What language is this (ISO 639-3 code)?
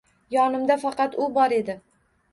uzb